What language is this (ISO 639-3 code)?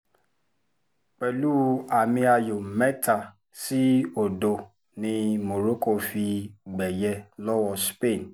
yor